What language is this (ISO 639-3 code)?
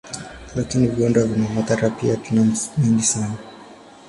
swa